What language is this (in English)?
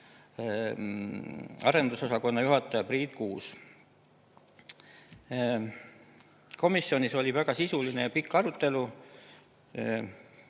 Estonian